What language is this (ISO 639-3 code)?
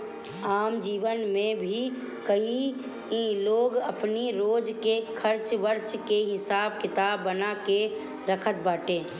bho